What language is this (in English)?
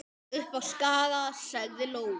Icelandic